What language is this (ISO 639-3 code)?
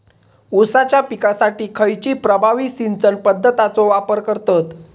mar